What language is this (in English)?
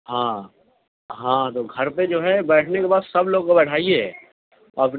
Urdu